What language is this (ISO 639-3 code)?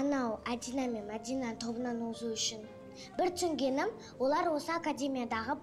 tur